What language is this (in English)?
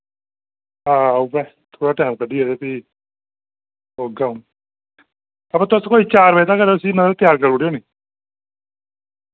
Dogri